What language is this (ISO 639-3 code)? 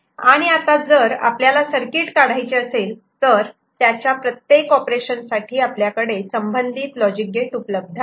mar